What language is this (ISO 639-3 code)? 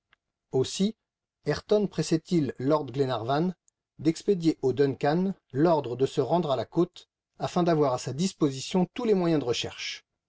fra